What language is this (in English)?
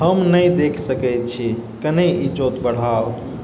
Maithili